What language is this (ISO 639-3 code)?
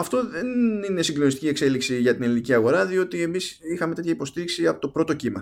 ell